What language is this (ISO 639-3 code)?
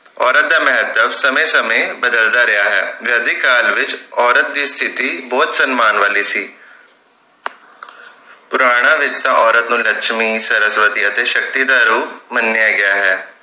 pan